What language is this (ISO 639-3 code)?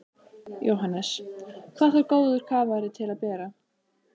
isl